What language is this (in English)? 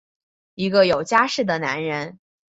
Chinese